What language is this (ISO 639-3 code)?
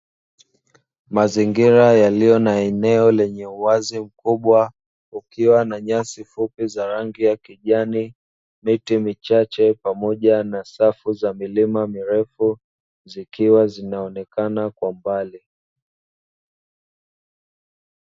swa